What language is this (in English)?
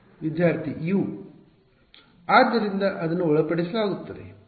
Kannada